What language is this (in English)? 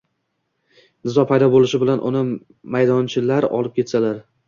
Uzbek